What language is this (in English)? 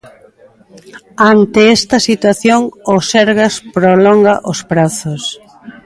Galician